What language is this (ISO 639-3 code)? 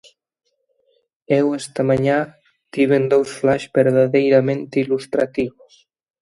glg